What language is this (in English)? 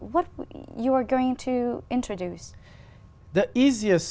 Vietnamese